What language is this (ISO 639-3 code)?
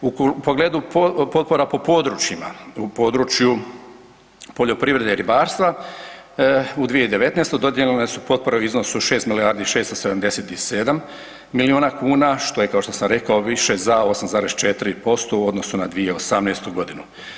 hrv